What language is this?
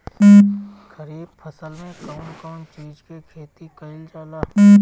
Bhojpuri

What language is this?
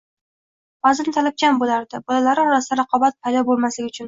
Uzbek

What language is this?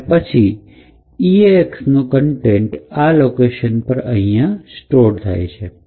Gujarati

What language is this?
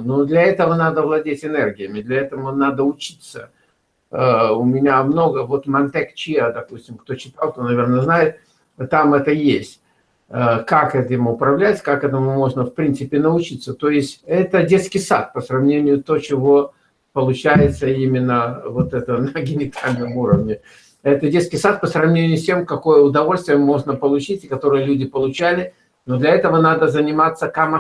Russian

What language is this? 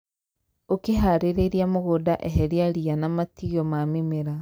Kikuyu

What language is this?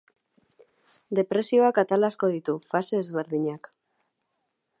Basque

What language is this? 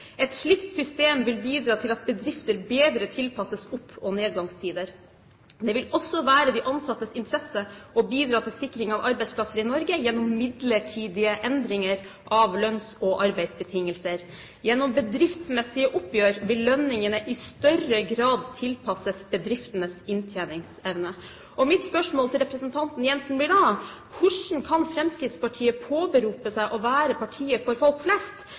Norwegian Bokmål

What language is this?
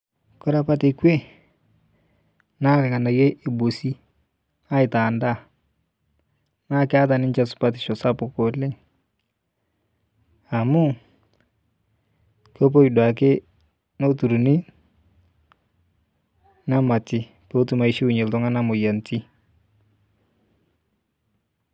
Masai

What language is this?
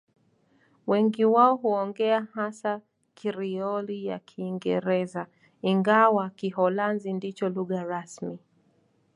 Swahili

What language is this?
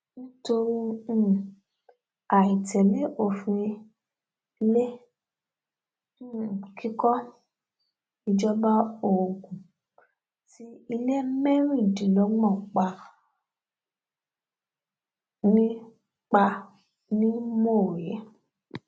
Yoruba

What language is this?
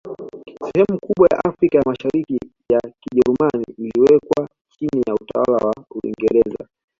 Swahili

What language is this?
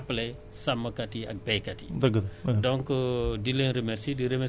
Wolof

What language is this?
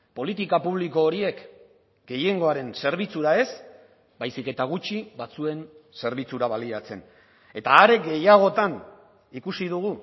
Basque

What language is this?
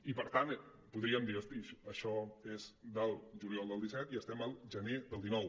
Catalan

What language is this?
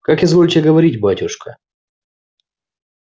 Russian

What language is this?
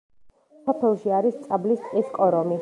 Georgian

